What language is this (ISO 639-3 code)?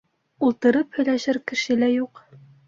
bak